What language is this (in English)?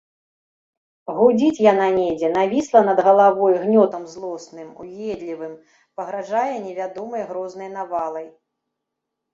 Belarusian